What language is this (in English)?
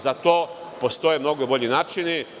Serbian